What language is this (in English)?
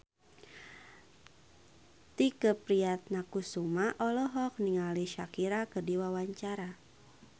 Sundanese